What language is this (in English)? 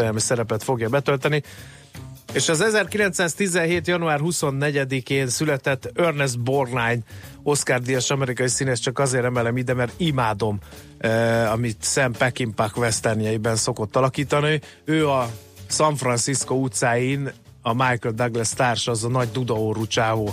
Hungarian